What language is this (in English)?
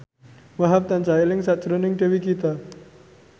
Javanese